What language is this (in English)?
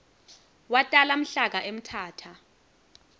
Swati